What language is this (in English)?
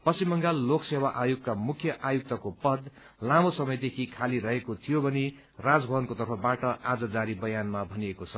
Nepali